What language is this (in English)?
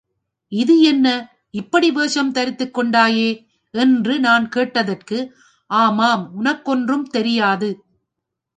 Tamil